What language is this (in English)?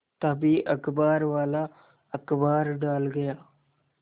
Hindi